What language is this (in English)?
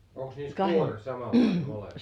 Finnish